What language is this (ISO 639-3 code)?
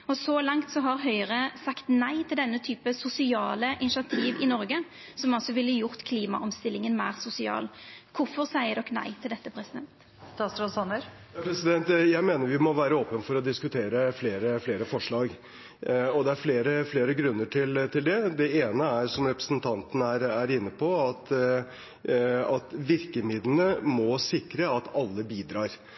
nor